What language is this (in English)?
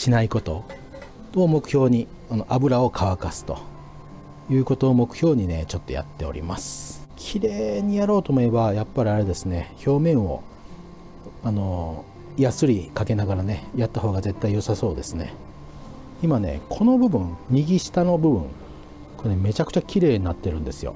Japanese